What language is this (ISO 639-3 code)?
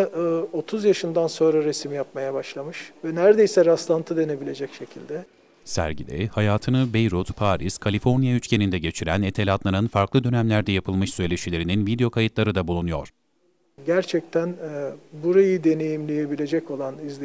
tur